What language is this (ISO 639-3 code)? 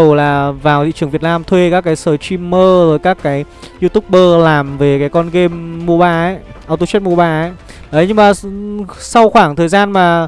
vie